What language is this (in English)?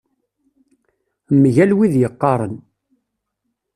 Kabyle